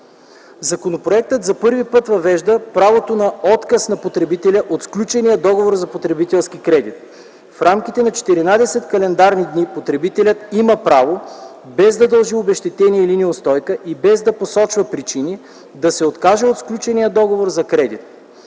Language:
Bulgarian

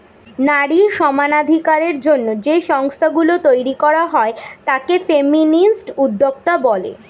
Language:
Bangla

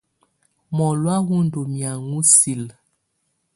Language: Tunen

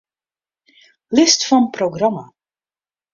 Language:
Western Frisian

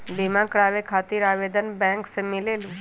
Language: Magahi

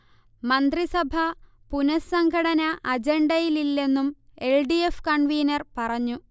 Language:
Malayalam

